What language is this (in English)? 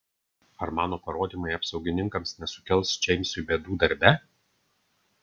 Lithuanian